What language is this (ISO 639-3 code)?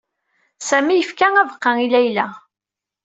kab